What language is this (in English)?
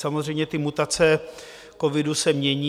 Czech